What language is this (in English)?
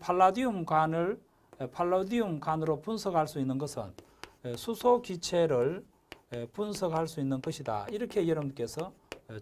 Korean